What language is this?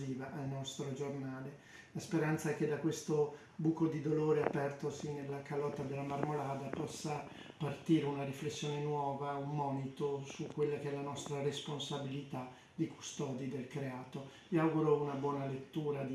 Italian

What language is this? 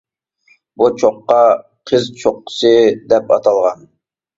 Uyghur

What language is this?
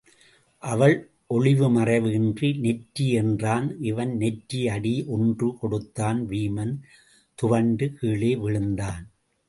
Tamil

